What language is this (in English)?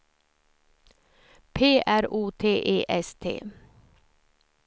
Swedish